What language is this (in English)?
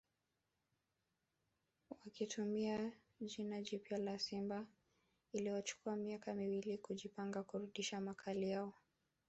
Swahili